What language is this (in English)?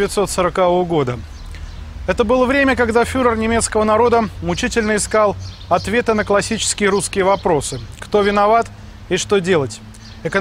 Russian